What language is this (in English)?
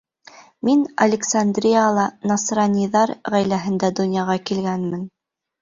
Bashkir